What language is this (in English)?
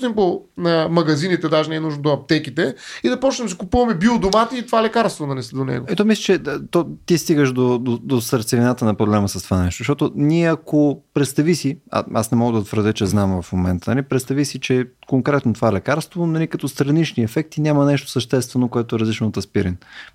Bulgarian